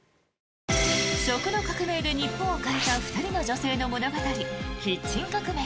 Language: Japanese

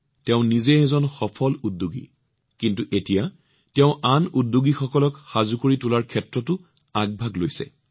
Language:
Assamese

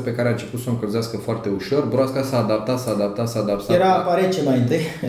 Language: Romanian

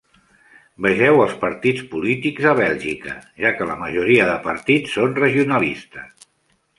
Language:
Catalan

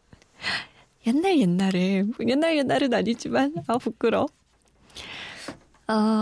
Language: Korean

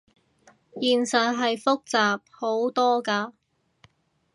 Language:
Cantonese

